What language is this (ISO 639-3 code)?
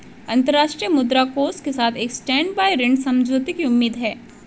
hin